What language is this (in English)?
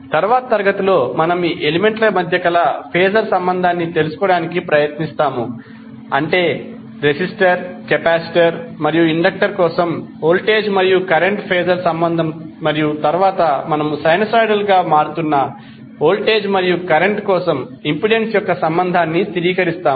Telugu